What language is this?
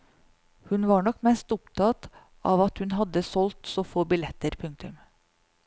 Norwegian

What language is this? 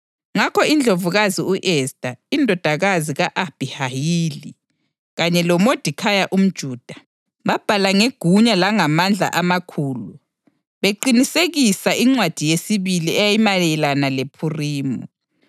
North Ndebele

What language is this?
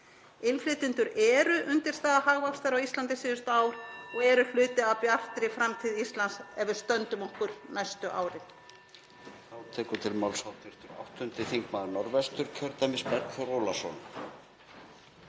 Icelandic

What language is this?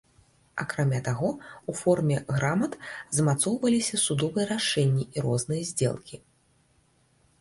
Belarusian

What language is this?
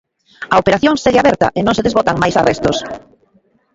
Galician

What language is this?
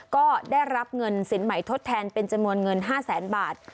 Thai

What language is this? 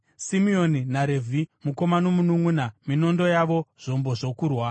Shona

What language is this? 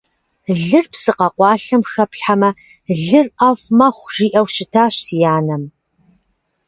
Kabardian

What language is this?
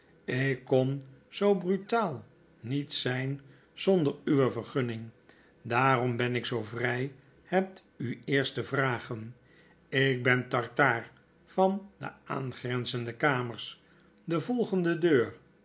Dutch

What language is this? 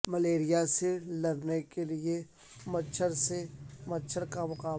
Urdu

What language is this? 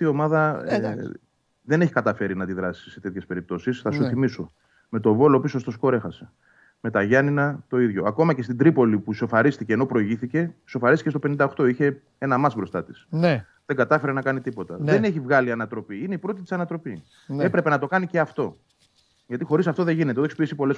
Greek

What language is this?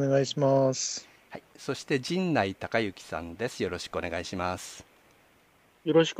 Japanese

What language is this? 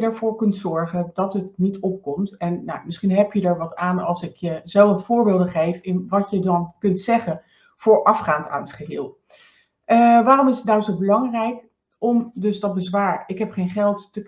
Dutch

